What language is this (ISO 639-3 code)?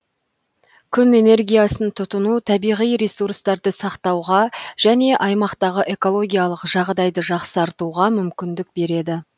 kaz